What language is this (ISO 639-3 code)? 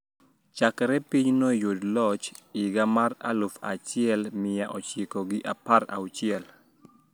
luo